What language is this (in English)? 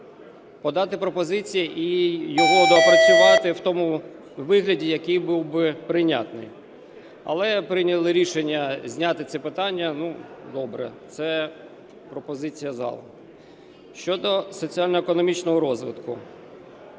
Ukrainian